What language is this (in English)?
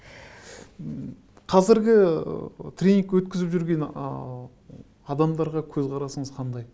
Kazakh